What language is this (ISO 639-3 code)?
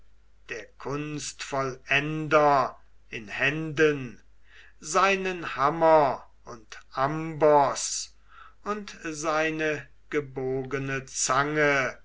deu